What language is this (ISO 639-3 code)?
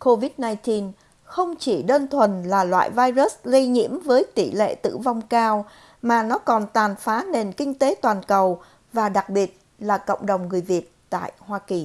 vie